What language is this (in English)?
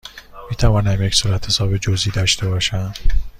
Persian